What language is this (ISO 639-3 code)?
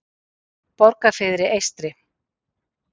isl